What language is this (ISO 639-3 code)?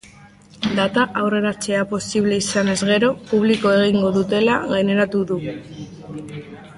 eus